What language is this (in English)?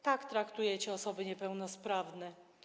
Polish